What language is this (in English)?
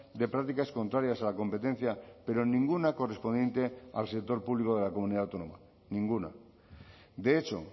Spanish